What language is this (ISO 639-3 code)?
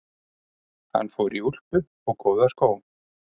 isl